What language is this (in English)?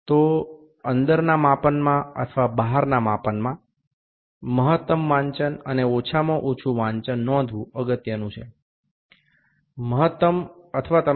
Bangla